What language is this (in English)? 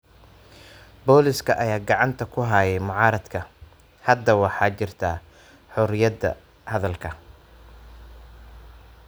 Somali